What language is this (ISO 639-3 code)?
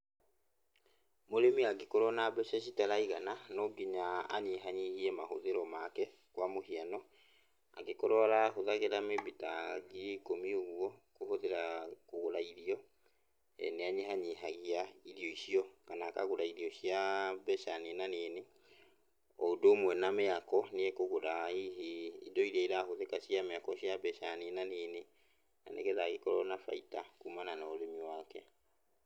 kik